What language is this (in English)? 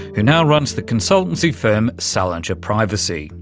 English